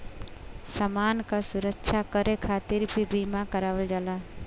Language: Bhojpuri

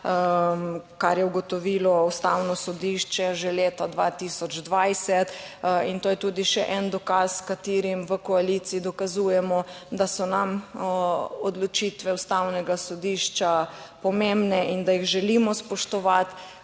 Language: Slovenian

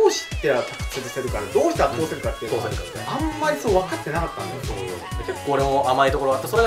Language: Japanese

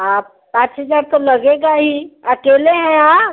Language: Hindi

